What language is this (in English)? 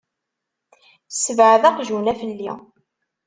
Kabyle